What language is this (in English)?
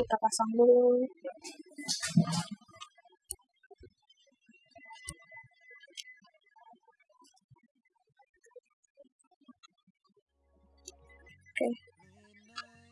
Indonesian